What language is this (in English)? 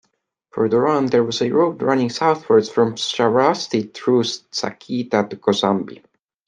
English